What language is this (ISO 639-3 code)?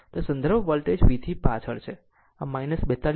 guj